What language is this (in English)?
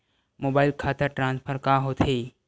Chhattisgarhi